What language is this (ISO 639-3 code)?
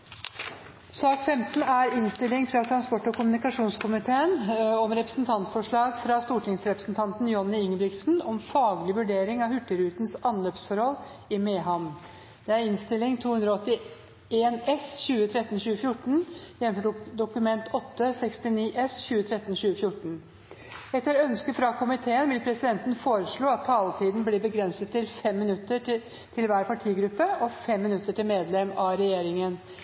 nob